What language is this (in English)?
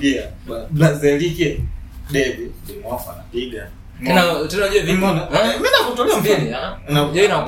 Swahili